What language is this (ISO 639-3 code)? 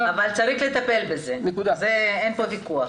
heb